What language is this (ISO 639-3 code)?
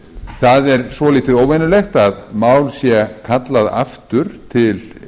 isl